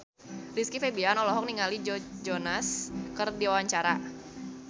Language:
Sundanese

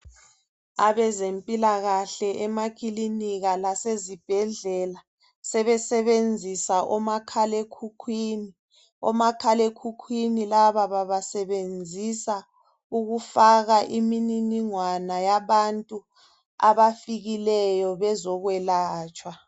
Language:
North Ndebele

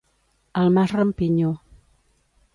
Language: Catalan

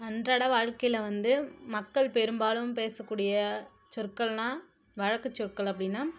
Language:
Tamil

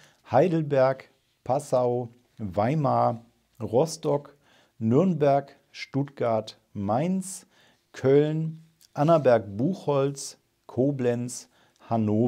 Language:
German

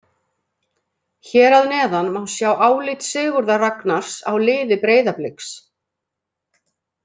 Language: Icelandic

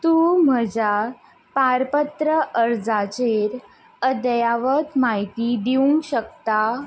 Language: Konkani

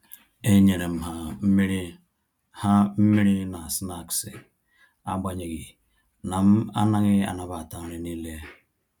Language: Igbo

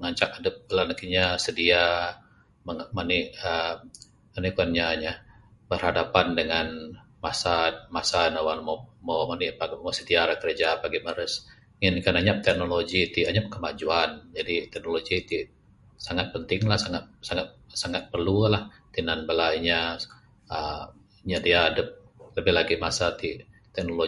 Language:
Bukar-Sadung Bidayuh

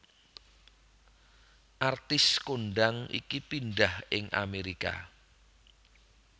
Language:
Javanese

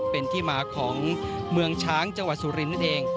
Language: Thai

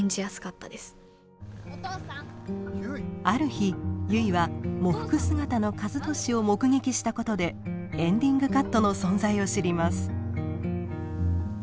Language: Japanese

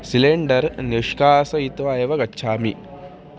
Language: Sanskrit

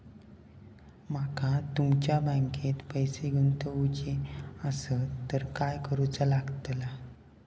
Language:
Marathi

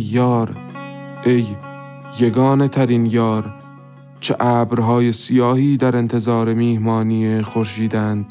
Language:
Persian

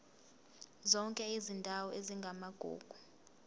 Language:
Zulu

